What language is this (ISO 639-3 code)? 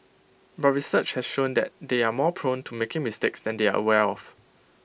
eng